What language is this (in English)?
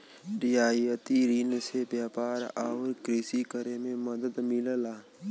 Bhojpuri